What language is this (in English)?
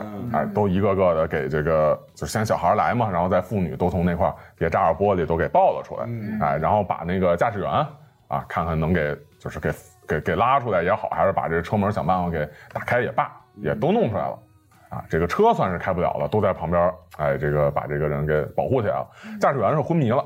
Chinese